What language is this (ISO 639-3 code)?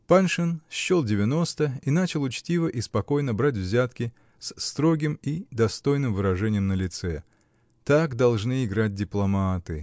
rus